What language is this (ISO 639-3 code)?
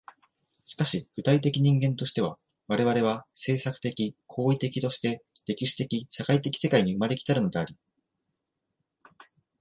jpn